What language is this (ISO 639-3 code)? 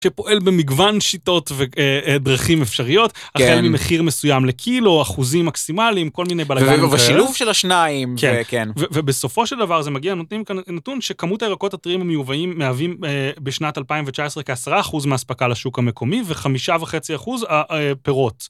heb